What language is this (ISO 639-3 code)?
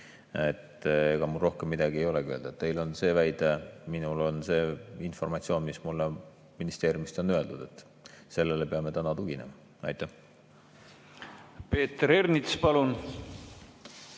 est